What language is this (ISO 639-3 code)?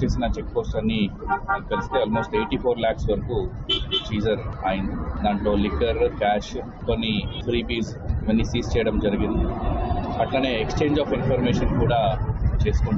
ron